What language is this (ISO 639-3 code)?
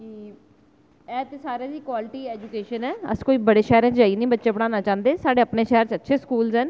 doi